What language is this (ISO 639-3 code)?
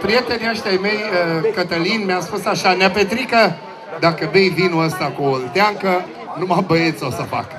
ron